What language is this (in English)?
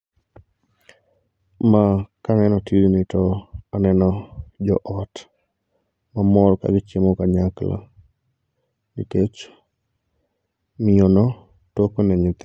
Luo (Kenya and Tanzania)